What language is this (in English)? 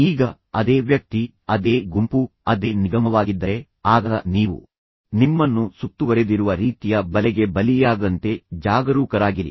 Kannada